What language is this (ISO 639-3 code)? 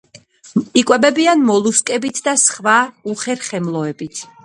kat